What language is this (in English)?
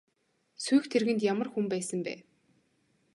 Mongolian